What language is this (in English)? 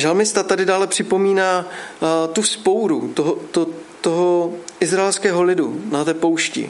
Czech